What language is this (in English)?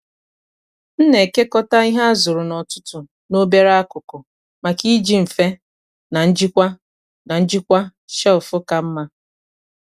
Igbo